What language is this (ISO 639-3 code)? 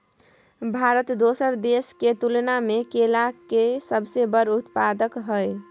mai